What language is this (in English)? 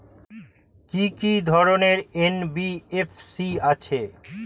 Bangla